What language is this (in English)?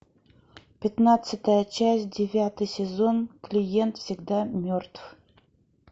Russian